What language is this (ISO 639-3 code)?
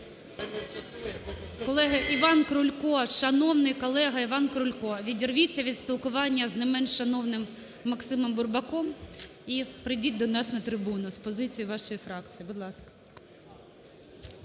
ukr